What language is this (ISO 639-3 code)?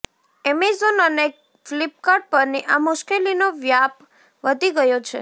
guj